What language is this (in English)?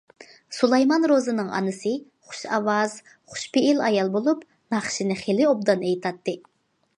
Uyghur